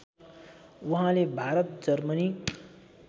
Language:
Nepali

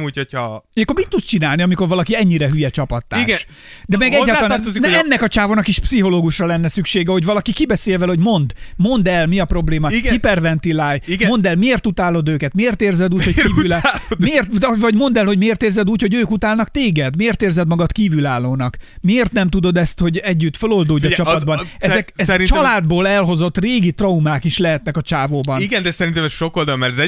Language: Hungarian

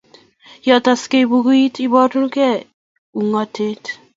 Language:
Kalenjin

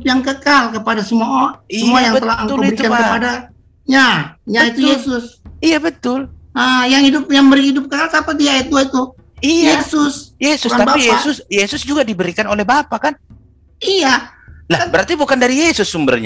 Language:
Indonesian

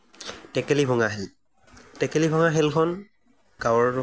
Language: Assamese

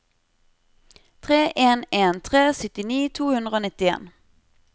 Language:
Norwegian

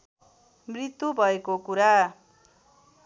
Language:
Nepali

